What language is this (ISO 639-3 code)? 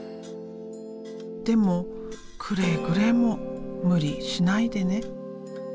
jpn